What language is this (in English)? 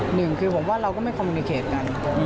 Thai